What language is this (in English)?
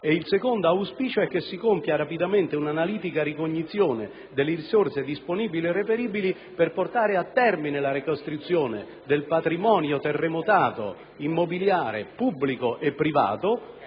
Italian